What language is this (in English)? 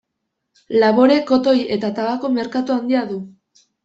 Basque